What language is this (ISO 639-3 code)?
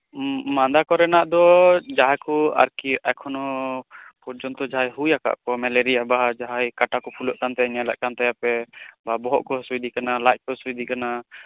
sat